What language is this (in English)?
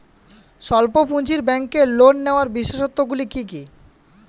Bangla